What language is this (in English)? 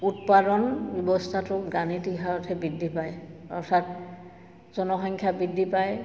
Assamese